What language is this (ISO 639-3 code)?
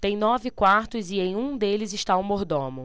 por